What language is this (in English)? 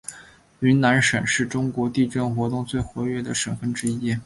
Chinese